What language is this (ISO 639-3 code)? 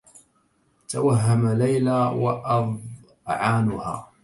ara